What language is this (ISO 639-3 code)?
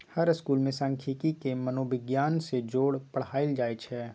mag